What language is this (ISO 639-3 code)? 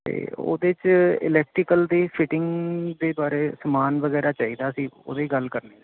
pan